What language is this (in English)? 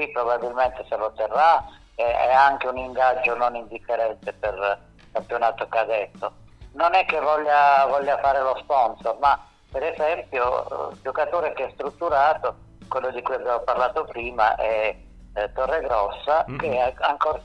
Italian